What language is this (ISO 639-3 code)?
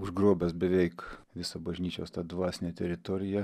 lit